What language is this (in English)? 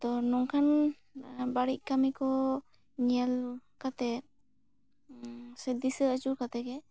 Santali